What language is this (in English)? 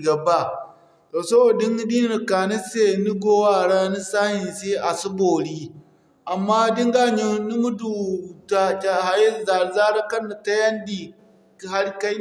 Zarma